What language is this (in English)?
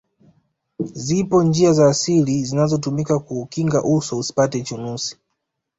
Swahili